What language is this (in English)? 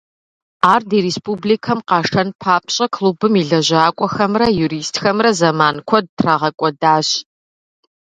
Kabardian